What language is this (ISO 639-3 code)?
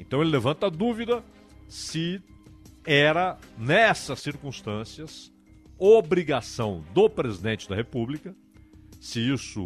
por